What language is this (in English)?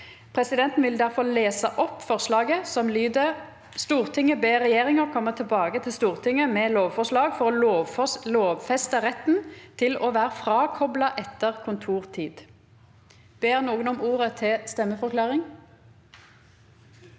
Norwegian